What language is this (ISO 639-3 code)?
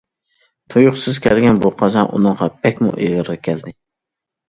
uig